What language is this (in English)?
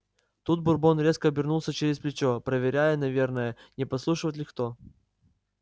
Russian